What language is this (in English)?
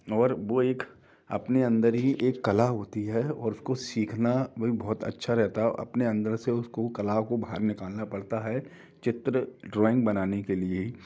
Hindi